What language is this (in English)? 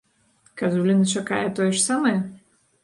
Belarusian